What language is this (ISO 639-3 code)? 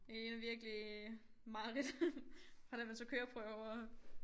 dan